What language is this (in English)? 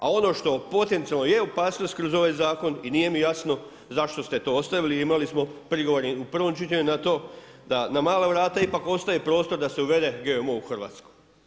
Croatian